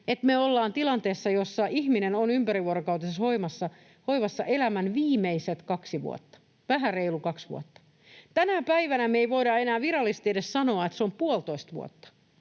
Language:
Finnish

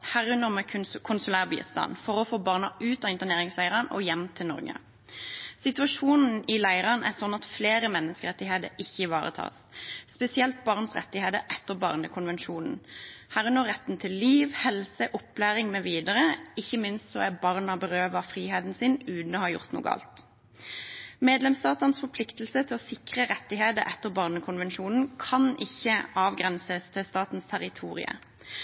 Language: Norwegian Bokmål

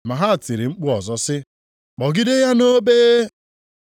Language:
Igbo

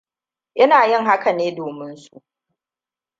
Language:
Hausa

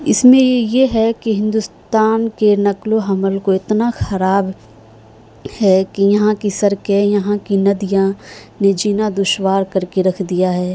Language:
Urdu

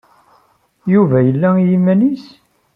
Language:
Kabyle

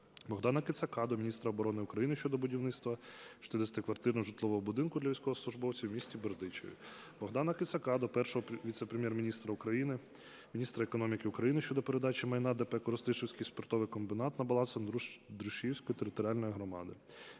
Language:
Ukrainian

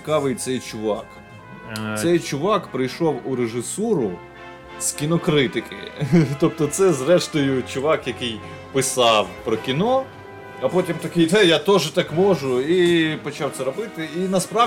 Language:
Ukrainian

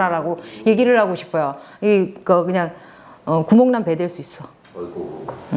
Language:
Korean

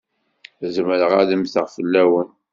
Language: Kabyle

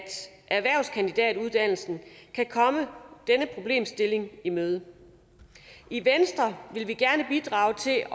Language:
Danish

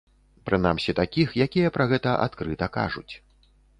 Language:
Belarusian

